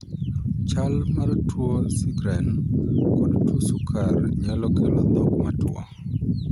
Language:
Luo (Kenya and Tanzania)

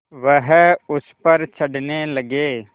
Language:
Hindi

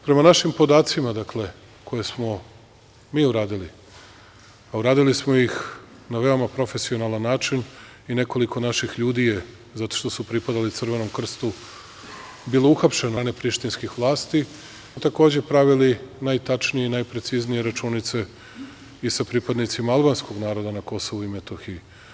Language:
Serbian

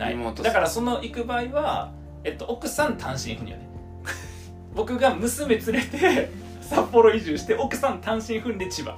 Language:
Japanese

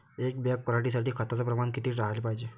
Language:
Marathi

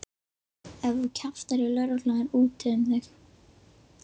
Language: Icelandic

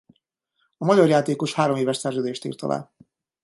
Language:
Hungarian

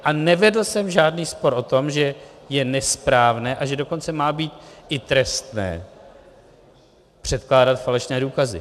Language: Czech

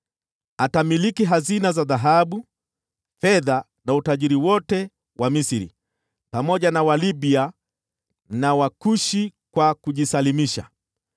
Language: Swahili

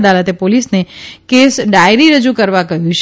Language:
Gujarati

